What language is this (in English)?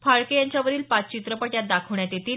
Marathi